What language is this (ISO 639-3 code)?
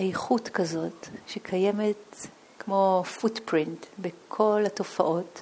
heb